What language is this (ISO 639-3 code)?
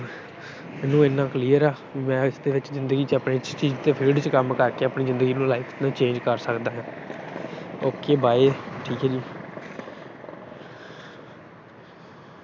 pan